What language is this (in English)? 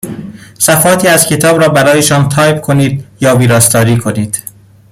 Persian